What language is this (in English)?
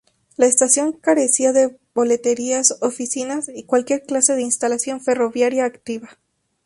Spanish